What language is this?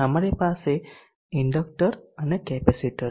Gujarati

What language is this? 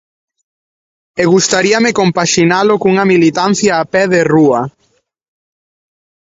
Galician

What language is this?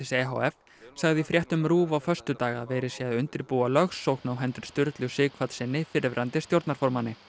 Icelandic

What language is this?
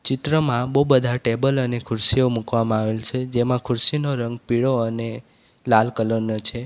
Gujarati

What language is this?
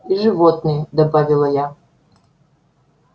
Russian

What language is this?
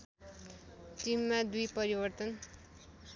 Nepali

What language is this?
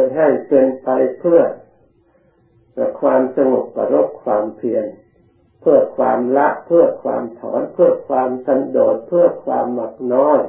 Thai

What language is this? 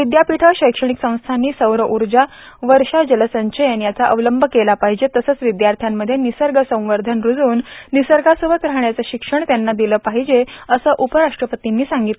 Marathi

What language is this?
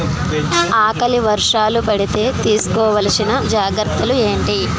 Telugu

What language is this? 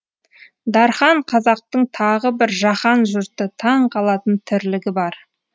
Kazakh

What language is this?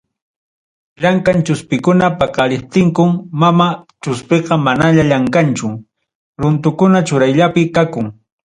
Ayacucho Quechua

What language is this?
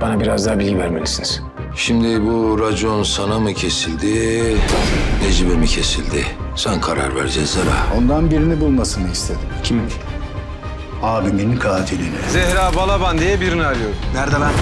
Turkish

